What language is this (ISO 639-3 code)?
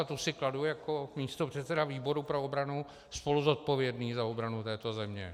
ces